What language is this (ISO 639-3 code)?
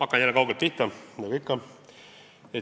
est